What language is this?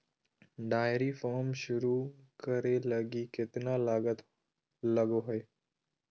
Magahi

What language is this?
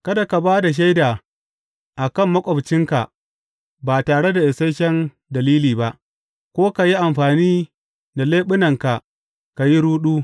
Hausa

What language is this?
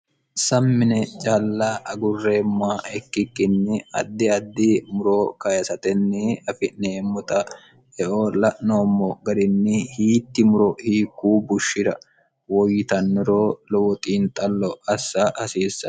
Sidamo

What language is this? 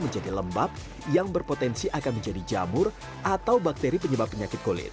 Indonesian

